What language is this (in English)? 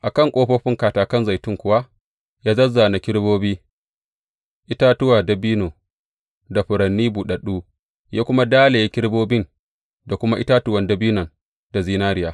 Hausa